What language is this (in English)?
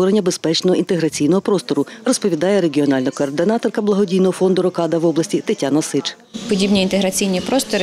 Ukrainian